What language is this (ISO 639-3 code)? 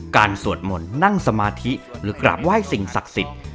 tha